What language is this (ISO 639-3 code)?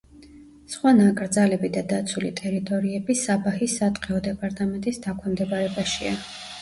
kat